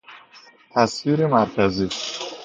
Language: Persian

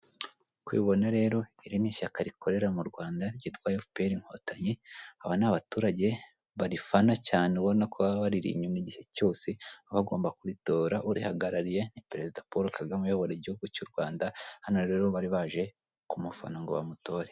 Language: Kinyarwanda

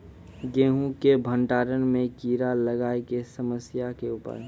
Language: Maithili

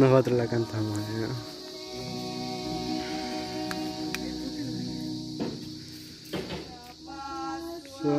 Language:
Spanish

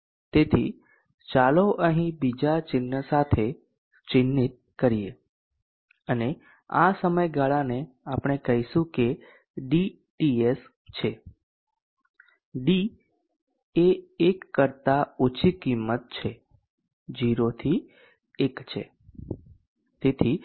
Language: Gujarati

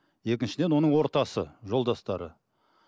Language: Kazakh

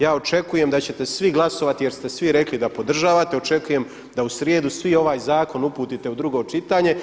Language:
Croatian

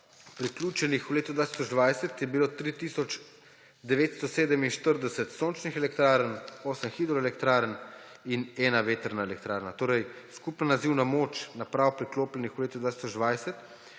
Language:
Slovenian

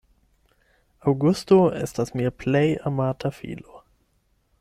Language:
Esperanto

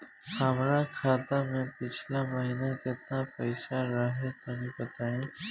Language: Bhojpuri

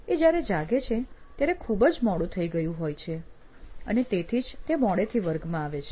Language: Gujarati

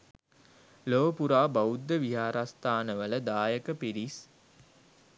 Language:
Sinhala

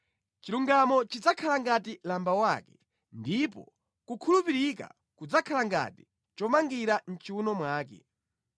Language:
Nyanja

